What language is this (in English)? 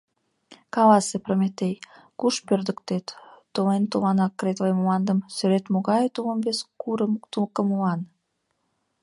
Mari